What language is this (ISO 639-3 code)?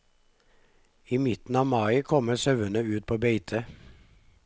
nor